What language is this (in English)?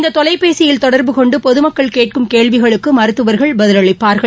Tamil